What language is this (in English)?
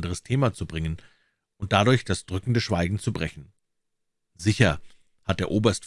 German